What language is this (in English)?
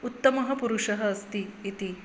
Sanskrit